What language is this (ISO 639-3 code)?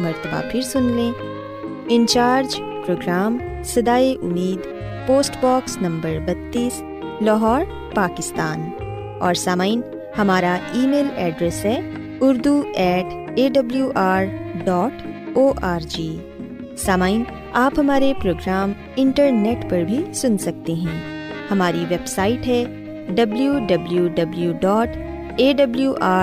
urd